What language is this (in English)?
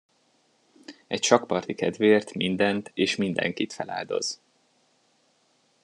Hungarian